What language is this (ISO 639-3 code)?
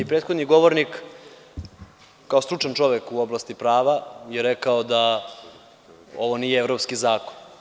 srp